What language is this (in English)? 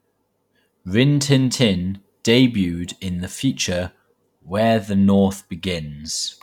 English